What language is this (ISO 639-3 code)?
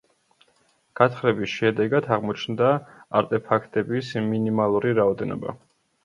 kat